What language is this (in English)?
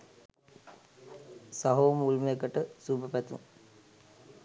Sinhala